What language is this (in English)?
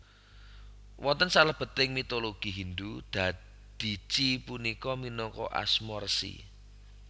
Javanese